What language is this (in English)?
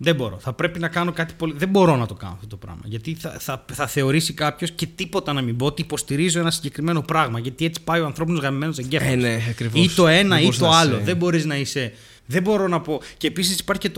Greek